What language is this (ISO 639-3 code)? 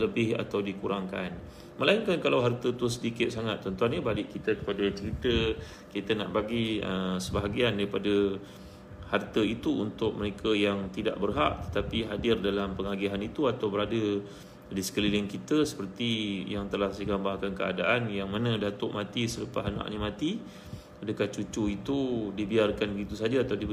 msa